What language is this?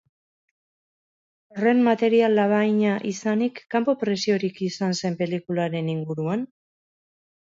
Basque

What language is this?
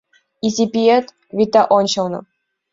Mari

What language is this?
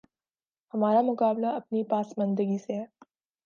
Urdu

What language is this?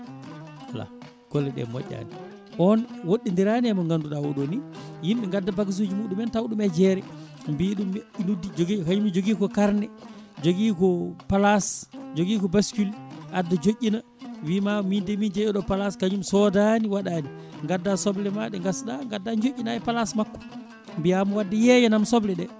Fula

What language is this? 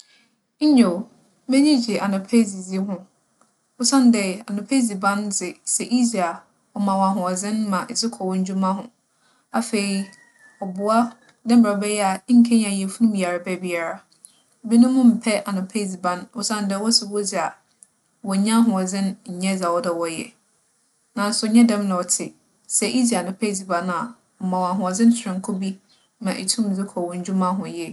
Akan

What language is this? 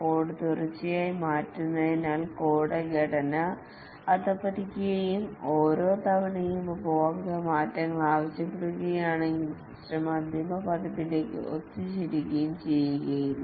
Malayalam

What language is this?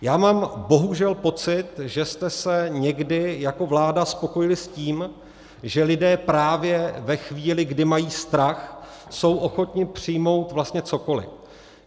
Czech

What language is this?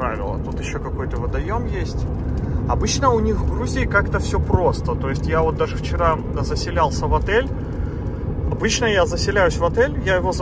Russian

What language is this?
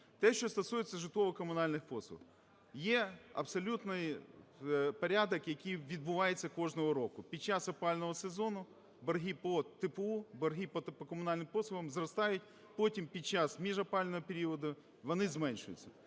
Ukrainian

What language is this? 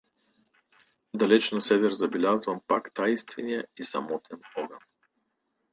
Bulgarian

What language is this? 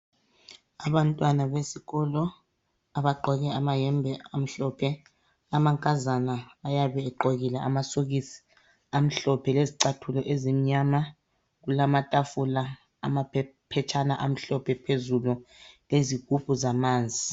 North Ndebele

